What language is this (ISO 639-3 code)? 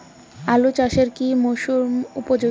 ben